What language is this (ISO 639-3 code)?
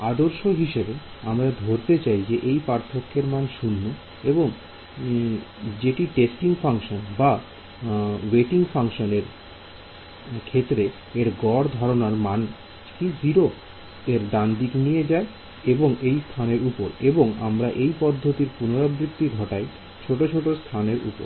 ben